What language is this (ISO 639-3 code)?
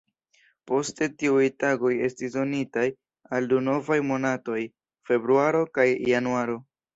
epo